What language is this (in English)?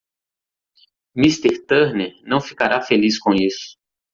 Portuguese